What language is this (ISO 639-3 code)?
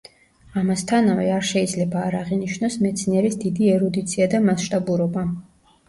kat